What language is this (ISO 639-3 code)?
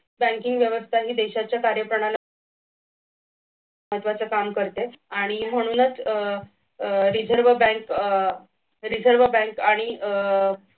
mar